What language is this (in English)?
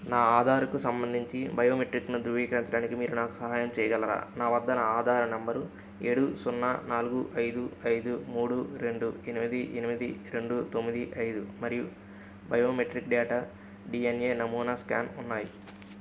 Telugu